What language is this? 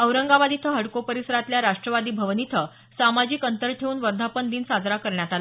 Marathi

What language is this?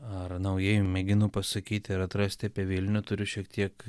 Lithuanian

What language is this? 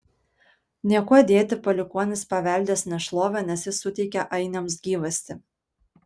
Lithuanian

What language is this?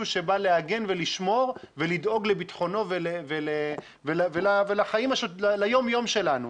Hebrew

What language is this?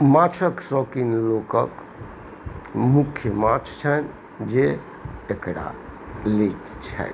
Maithili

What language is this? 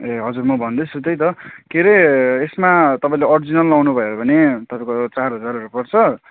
Nepali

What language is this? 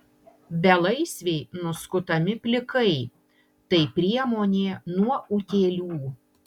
Lithuanian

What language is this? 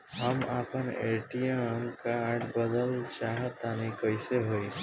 Bhojpuri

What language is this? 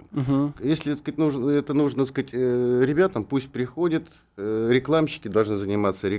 Russian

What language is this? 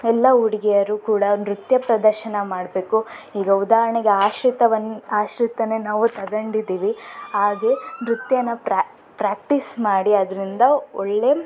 Kannada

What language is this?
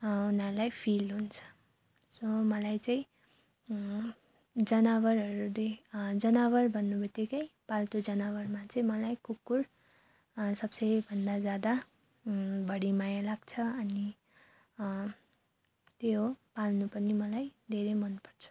Nepali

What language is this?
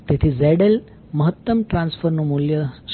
Gujarati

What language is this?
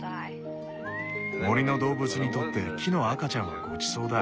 Japanese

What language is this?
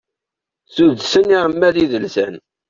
Kabyle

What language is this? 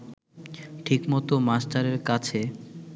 Bangla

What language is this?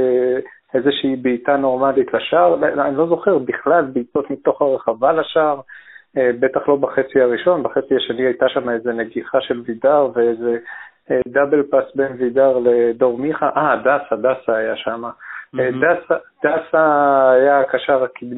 Hebrew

